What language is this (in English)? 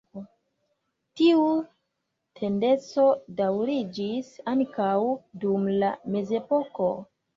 Esperanto